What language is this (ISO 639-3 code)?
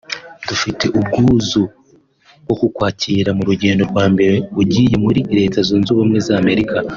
kin